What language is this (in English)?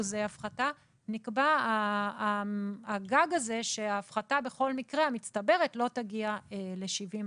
Hebrew